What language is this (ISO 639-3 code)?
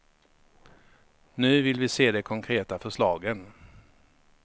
swe